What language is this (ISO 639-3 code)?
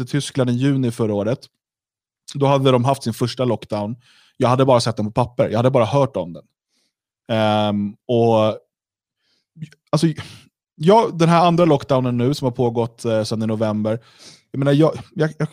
swe